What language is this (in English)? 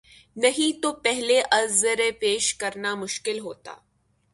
Urdu